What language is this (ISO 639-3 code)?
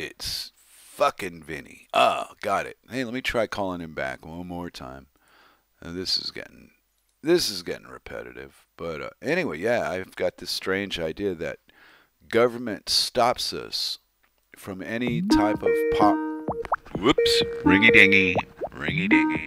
eng